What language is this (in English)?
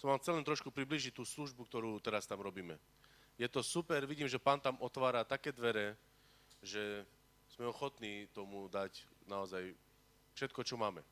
Slovak